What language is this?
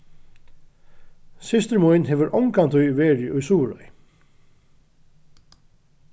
Faroese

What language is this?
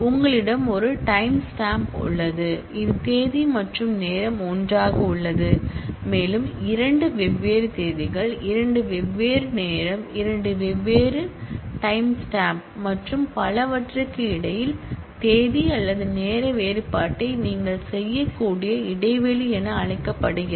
Tamil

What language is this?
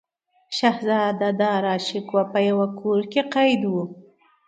Pashto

